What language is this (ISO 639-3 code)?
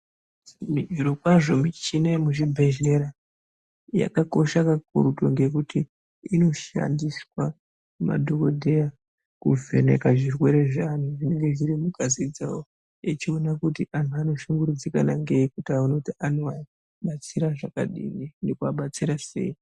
ndc